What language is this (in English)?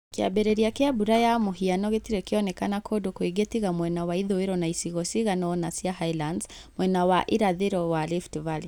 Kikuyu